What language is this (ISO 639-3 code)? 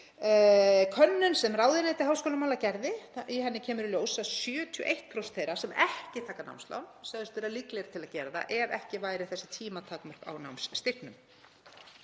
isl